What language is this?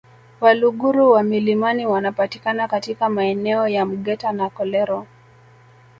Swahili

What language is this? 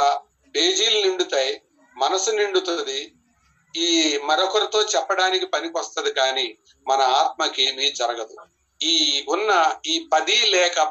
Telugu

